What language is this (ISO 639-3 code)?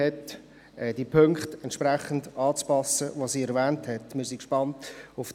gsw